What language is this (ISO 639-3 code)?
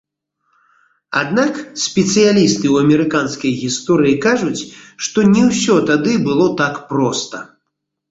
bel